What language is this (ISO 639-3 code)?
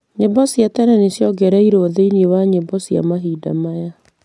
kik